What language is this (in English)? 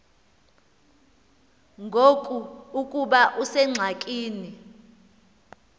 Xhosa